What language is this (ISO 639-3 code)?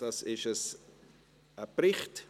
gsw